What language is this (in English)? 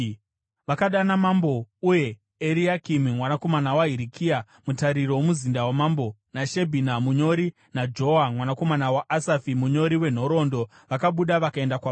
Shona